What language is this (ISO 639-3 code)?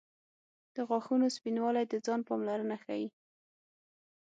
pus